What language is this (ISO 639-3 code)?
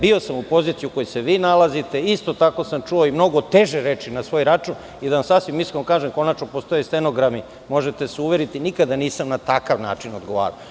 srp